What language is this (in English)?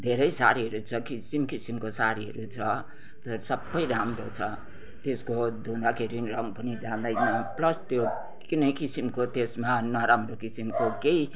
Nepali